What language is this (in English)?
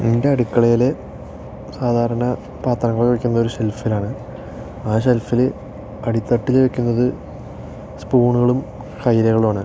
Malayalam